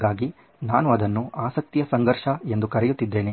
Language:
Kannada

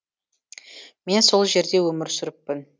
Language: Kazakh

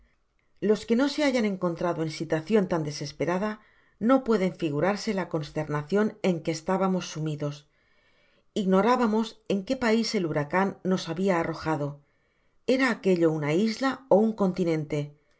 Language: Spanish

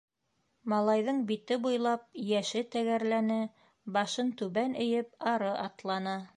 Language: Bashkir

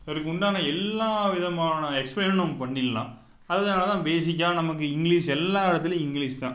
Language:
Tamil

